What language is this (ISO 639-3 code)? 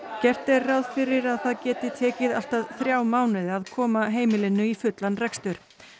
isl